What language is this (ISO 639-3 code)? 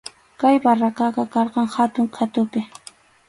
qxu